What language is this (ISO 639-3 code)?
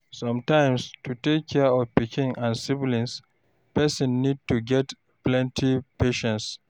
pcm